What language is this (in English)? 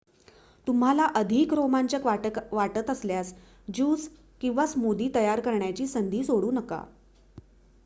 Marathi